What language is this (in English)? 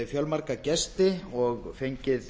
Icelandic